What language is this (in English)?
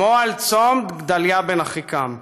Hebrew